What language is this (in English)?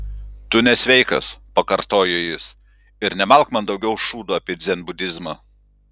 Lithuanian